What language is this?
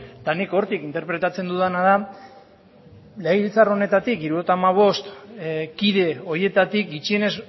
Basque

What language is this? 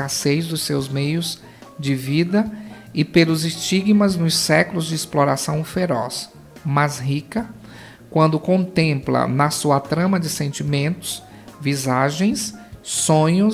Portuguese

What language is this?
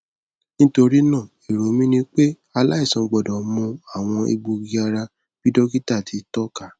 Yoruba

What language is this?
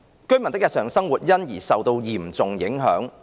Cantonese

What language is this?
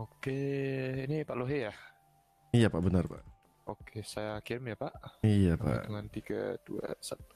Indonesian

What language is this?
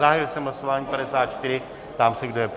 Czech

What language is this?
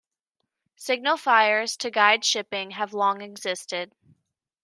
English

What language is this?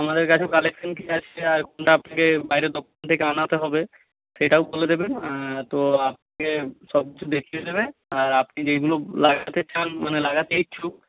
Bangla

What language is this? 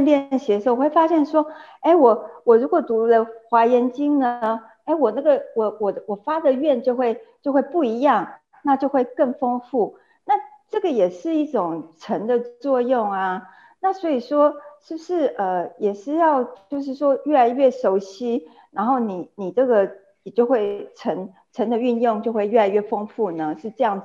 Chinese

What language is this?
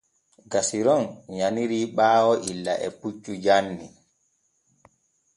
Borgu Fulfulde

